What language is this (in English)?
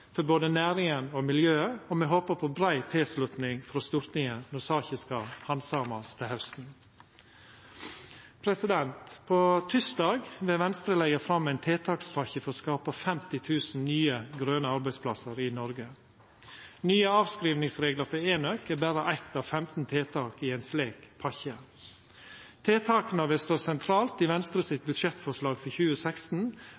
Norwegian Nynorsk